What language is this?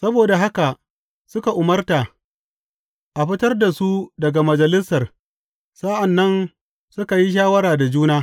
Hausa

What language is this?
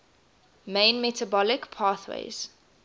English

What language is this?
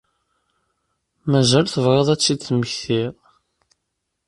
Kabyle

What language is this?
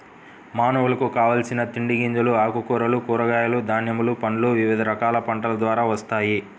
Telugu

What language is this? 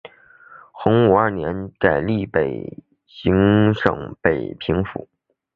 Chinese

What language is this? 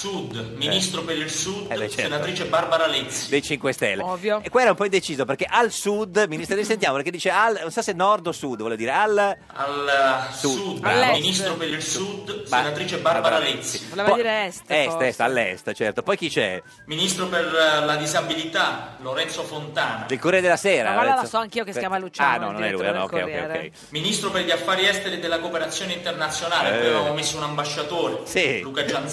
Italian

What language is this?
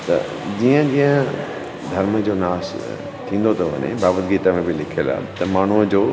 Sindhi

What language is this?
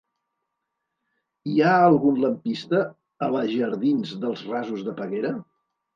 Catalan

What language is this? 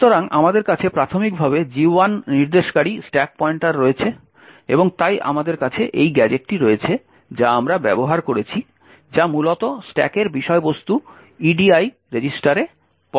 Bangla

